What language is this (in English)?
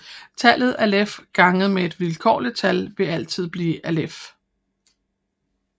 Danish